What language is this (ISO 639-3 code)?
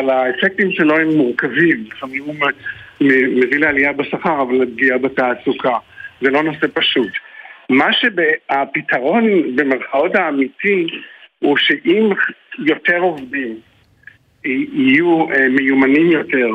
heb